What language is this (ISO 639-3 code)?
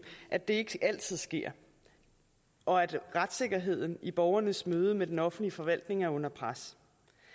dan